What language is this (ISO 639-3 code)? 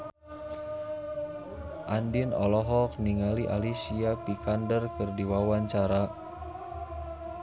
sun